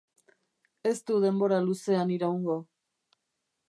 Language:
Basque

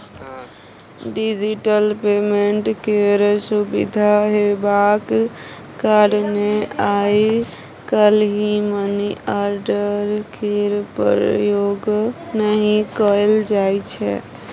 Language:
Maithili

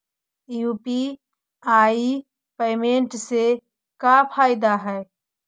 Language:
Magahi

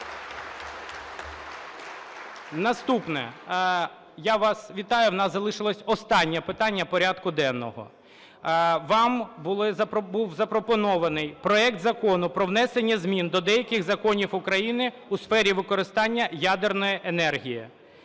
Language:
Ukrainian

